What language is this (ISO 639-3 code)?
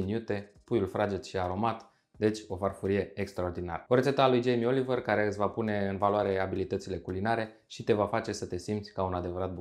ron